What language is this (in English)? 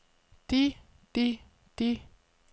Danish